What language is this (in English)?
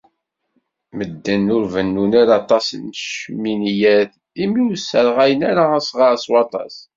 Kabyle